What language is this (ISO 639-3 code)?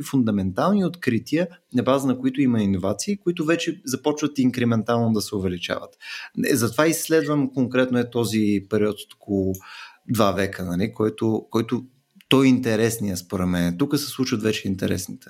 bul